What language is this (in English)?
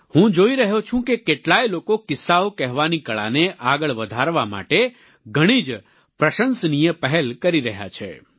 Gujarati